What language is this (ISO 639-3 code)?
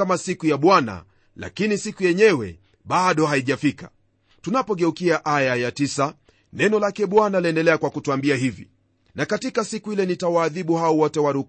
swa